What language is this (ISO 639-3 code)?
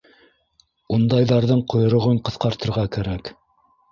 bak